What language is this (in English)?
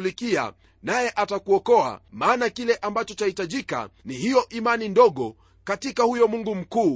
Swahili